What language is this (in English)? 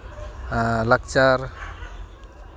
Santali